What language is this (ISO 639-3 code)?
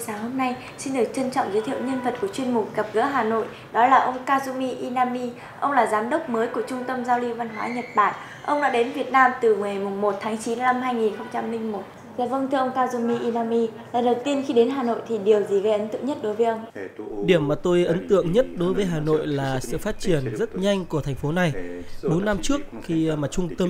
vie